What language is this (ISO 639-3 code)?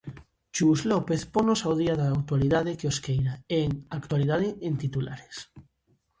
glg